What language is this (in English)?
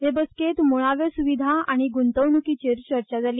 Konkani